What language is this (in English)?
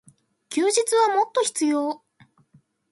Japanese